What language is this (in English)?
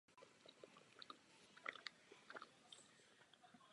Czech